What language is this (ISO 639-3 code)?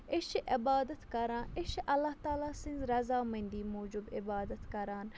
kas